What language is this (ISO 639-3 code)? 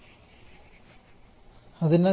mal